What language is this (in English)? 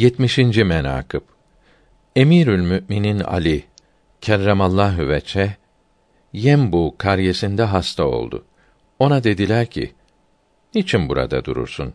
Turkish